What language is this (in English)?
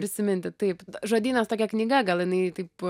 Lithuanian